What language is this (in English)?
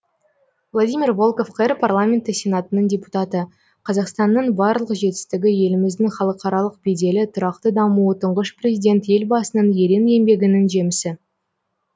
Kazakh